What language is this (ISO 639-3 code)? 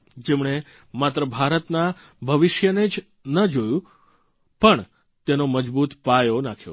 guj